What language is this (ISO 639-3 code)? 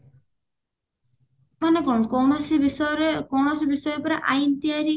ori